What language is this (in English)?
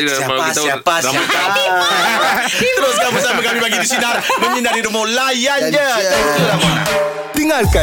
Malay